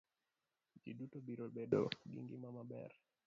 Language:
Luo (Kenya and Tanzania)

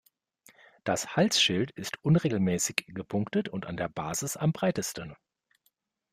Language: German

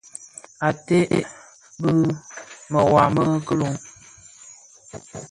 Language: Bafia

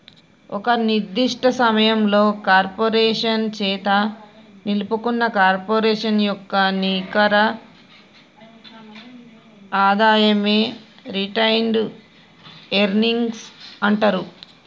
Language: Telugu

